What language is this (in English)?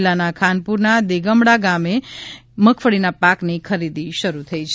Gujarati